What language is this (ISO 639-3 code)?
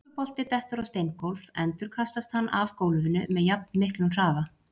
isl